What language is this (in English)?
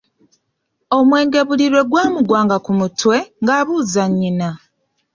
Ganda